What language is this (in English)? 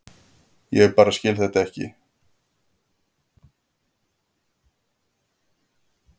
Icelandic